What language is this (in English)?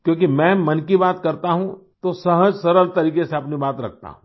Hindi